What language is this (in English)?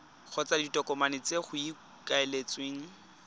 Tswana